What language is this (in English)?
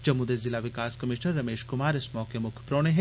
Dogri